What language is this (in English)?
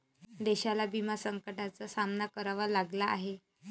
Marathi